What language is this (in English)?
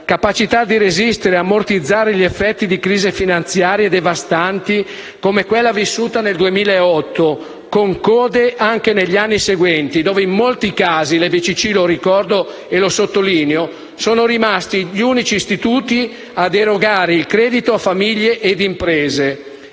Italian